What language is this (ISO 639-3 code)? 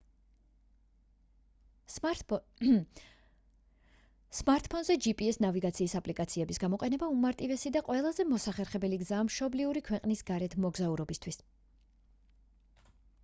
kat